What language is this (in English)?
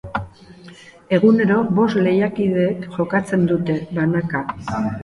Basque